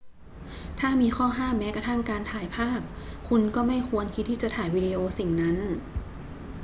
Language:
Thai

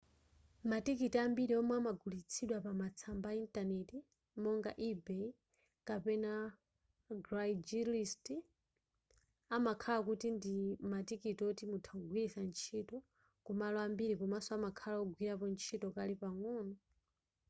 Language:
Nyanja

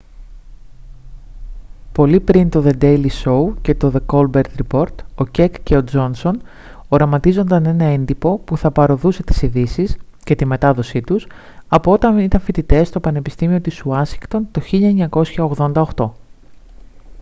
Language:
Greek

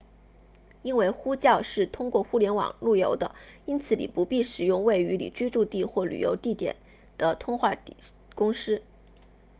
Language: Chinese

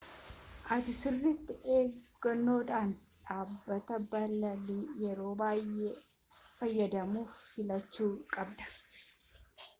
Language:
Oromo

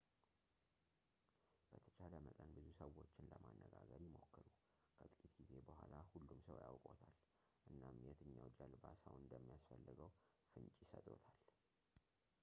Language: Amharic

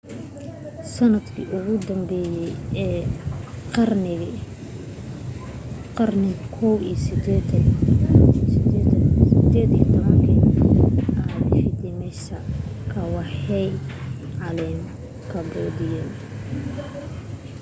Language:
Somali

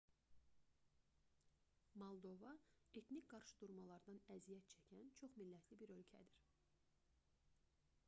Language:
Azerbaijani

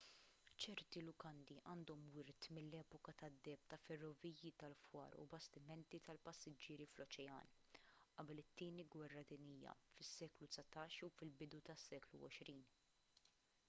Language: Maltese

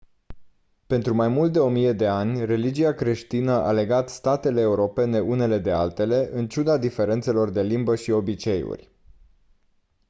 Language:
Romanian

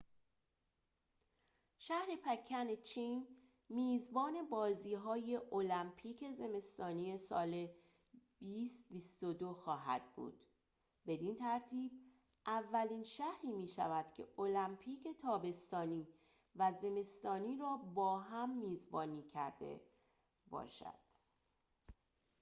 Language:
Persian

